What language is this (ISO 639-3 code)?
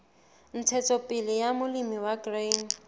sot